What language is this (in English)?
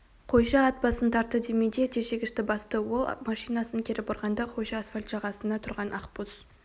Kazakh